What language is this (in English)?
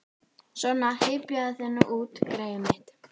Icelandic